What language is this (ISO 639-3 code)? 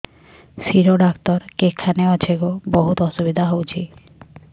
ori